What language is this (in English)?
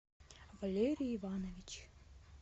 Russian